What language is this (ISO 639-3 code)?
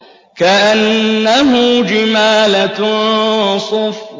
ara